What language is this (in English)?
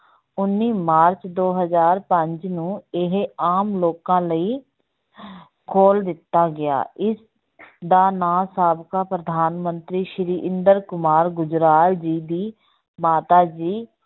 Punjabi